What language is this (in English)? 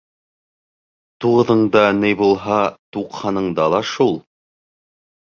Bashkir